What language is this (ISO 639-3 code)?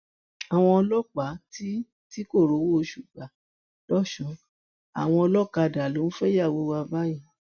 yor